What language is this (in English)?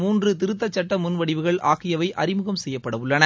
Tamil